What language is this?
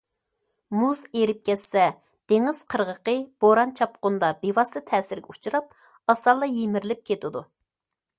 Uyghur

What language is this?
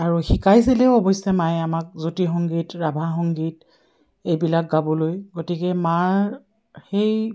Assamese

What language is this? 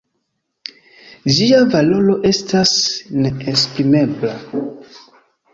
Esperanto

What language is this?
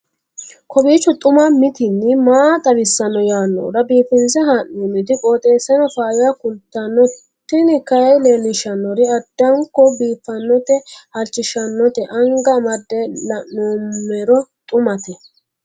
Sidamo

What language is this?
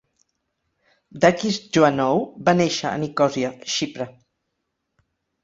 Catalan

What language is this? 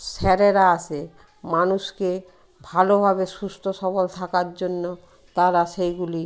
Bangla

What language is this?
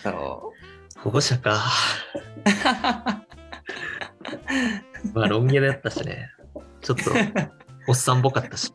Japanese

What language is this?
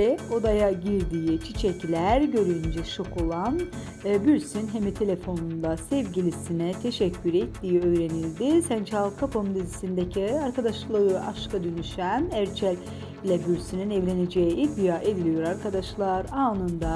Turkish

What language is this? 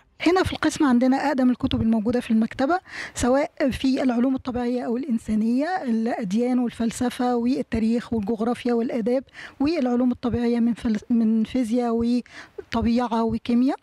Arabic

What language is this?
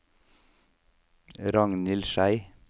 Norwegian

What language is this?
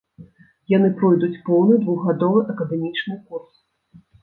Belarusian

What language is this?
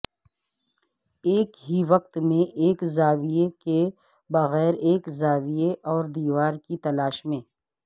Urdu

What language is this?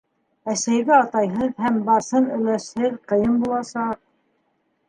Bashkir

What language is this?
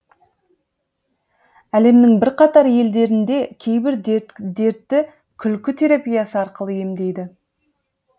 Kazakh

